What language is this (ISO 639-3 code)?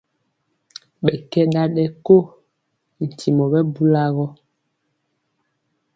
mcx